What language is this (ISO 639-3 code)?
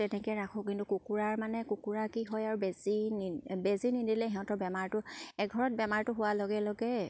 asm